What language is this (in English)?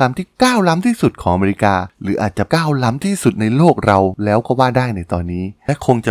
Thai